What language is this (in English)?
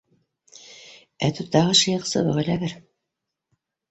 Bashkir